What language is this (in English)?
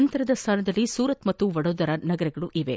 Kannada